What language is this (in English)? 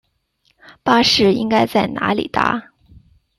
Chinese